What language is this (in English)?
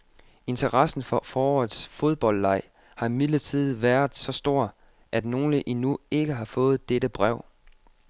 Danish